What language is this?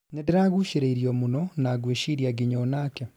Kikuyu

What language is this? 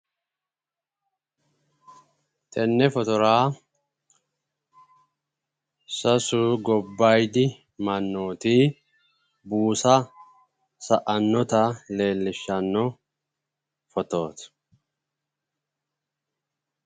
Sidamo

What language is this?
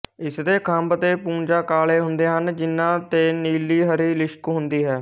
Punjabi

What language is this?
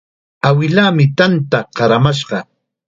Chiquián Ancash Quechua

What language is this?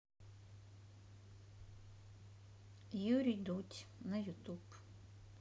Russian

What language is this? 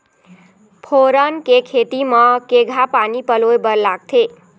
Chhattisgarhi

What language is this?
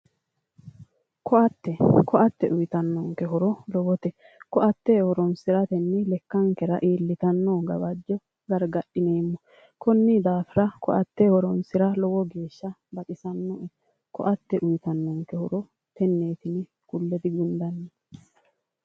Sidamo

